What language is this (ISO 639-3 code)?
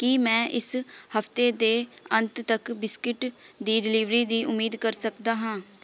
pan